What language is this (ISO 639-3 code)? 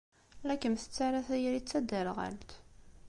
kab